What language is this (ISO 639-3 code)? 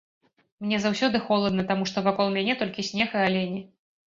bel